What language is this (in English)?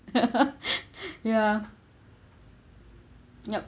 English